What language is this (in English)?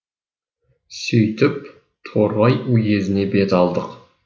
Kazakh